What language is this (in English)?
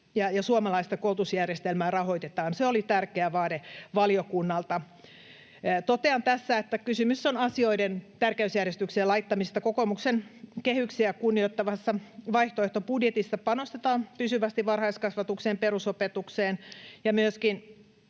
Finnish